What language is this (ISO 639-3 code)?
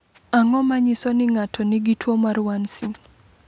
luo